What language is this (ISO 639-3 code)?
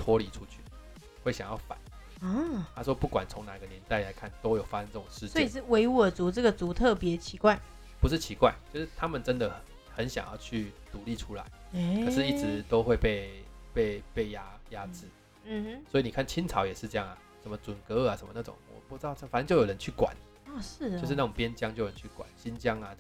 zho